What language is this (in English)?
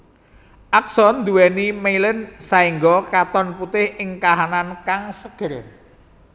Javanese